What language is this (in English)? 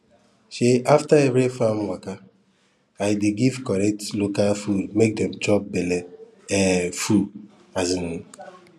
Nigerian Pidgin